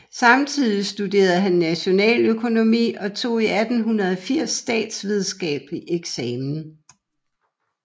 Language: Danish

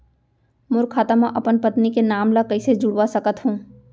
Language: Chhattisgarhi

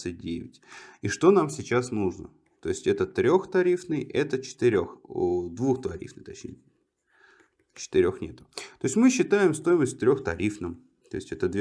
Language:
Russian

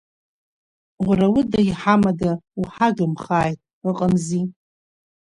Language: Abkhazian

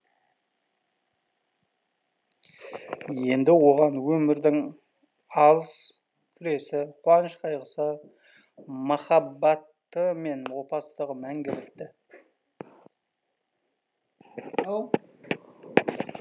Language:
Kazakh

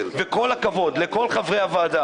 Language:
Hebrew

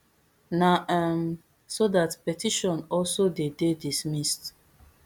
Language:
Nigerian Pidgin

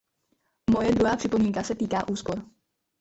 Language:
Czech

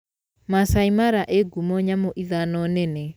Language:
Kikuyu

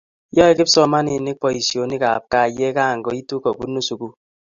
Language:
Kalenjin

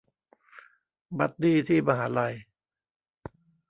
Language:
Thai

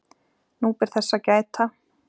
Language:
Icelandic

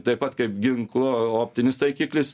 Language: Lithuanian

